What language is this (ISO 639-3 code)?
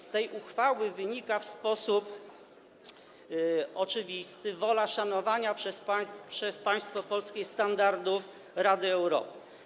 pol